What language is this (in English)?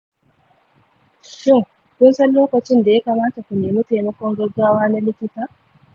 Hausa